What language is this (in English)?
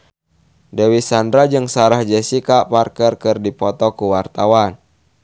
Sundanese